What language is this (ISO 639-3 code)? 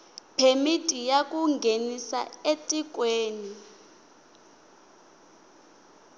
tso